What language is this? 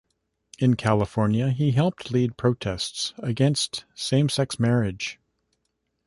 English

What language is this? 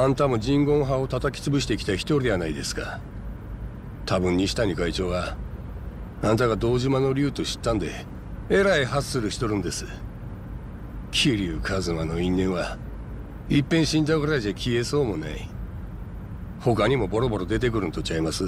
Japanese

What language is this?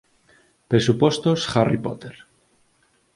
Galician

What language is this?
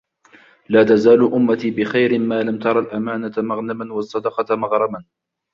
Arabic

